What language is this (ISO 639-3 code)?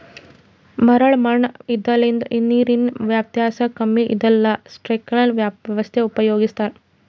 kan